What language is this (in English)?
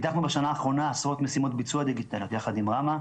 Hebrew